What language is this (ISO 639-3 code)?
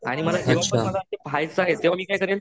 mar